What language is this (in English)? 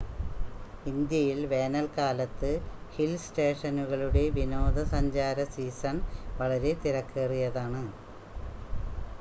Malayalam